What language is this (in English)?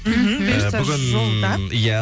Kazakh